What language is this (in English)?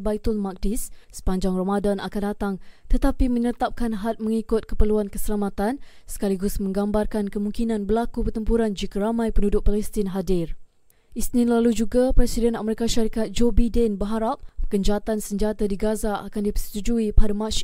Malay